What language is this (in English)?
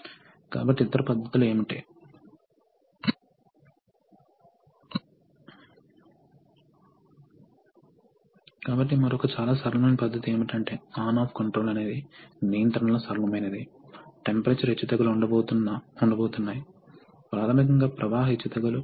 Telugu